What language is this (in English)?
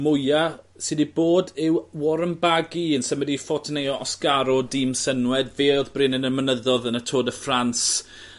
Welsh